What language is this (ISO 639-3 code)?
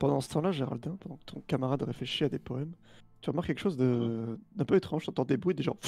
fra